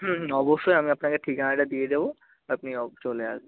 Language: Bangla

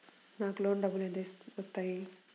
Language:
Telugu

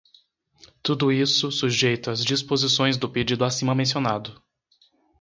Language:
Portuguese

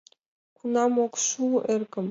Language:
Mari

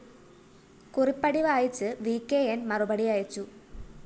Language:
Malayalam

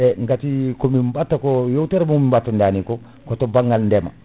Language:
Fula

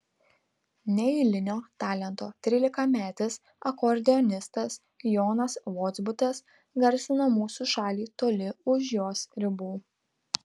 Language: Lithuanian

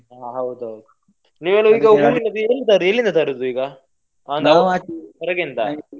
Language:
Kannada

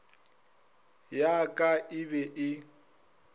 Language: Northern Sotho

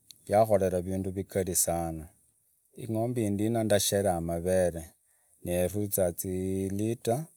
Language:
Idakho-Isukha-Tiriki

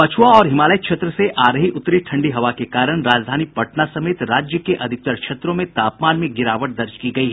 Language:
Hindi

